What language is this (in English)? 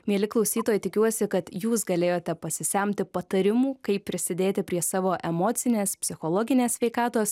Lithuanian